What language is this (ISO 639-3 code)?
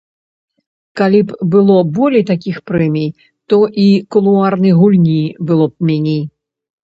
bel